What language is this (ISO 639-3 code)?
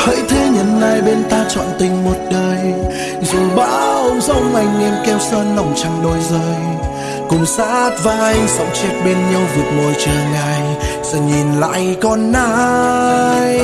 vie